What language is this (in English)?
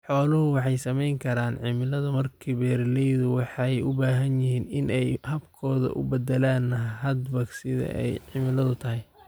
Somali